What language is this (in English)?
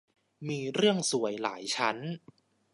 Thai